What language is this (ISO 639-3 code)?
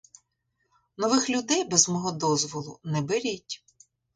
ukr